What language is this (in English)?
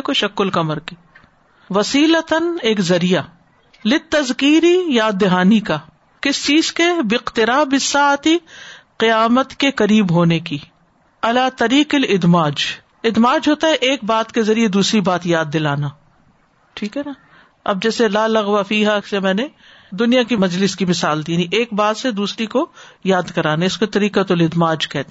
Urdu